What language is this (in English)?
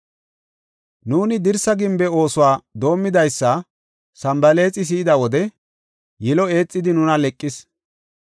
Gofa